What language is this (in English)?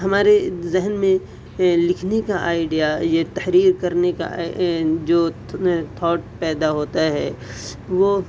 Urdu